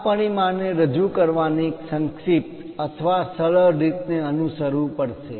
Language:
Gujarati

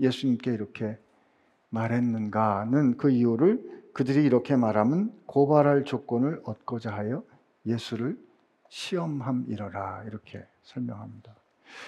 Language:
Korean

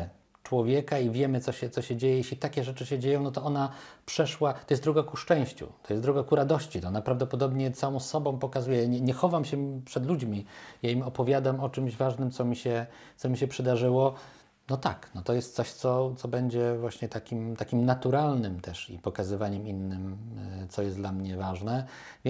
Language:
Polish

